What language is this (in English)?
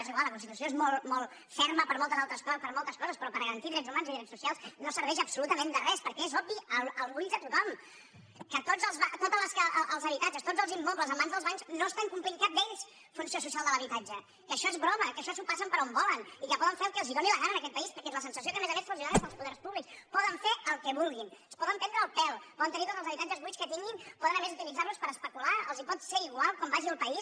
Catalan